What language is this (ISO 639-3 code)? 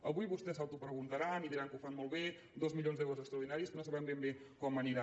cat